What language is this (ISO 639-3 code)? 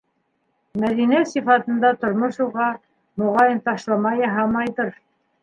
bak